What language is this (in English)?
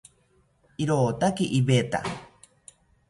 South Ucayali Ashéninka